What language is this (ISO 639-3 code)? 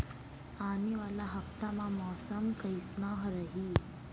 hne